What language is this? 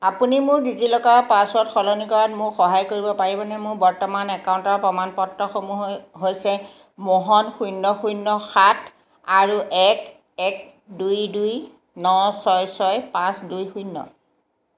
Assamese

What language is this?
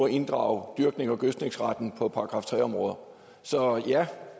Danish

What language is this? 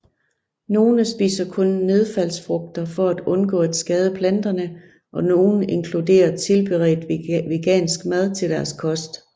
Danish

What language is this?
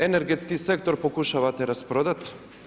Croatian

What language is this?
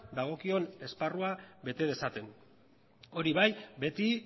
Basque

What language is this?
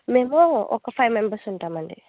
Telugu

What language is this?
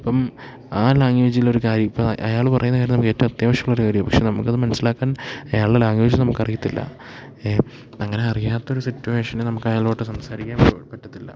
Malayalam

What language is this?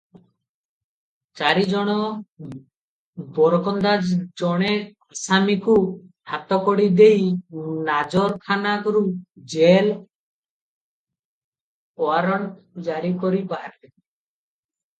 Odia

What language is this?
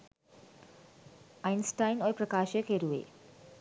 Sinhala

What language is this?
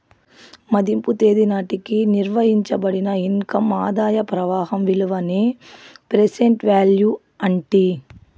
Telugu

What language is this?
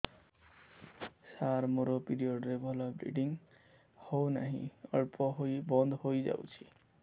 Odia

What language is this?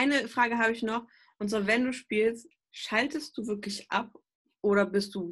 German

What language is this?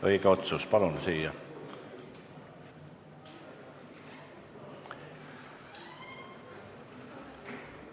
Estonian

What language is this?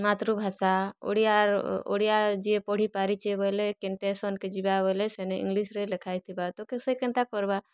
Odia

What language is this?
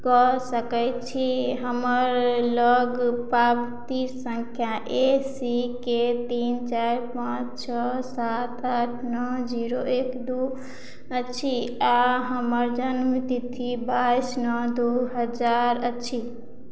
Maithili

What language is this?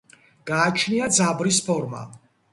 Georgian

